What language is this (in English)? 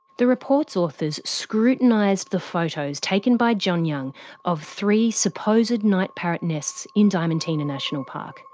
English